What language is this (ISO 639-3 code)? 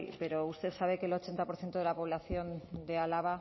spa